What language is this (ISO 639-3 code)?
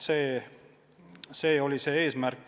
est